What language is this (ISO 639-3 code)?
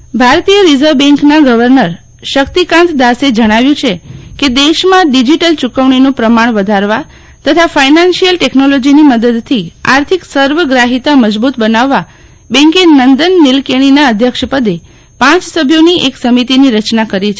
guj